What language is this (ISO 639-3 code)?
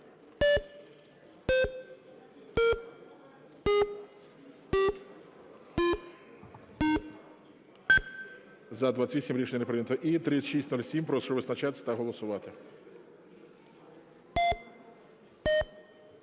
ukr